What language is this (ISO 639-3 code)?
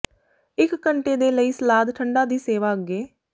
pan